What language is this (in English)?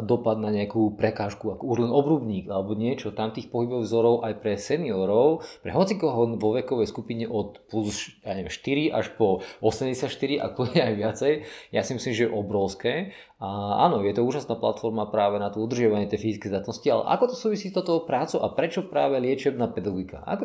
Slovak